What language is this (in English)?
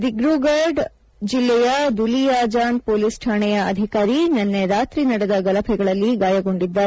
Kannada